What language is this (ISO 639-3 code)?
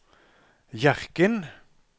nor